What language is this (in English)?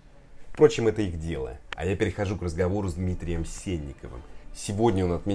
Russian